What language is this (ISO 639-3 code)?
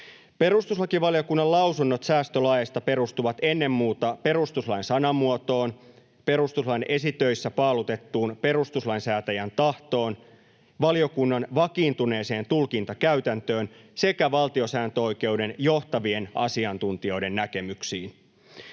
fin